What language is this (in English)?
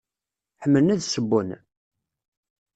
Kabyle